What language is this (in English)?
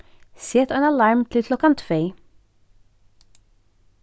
Faroese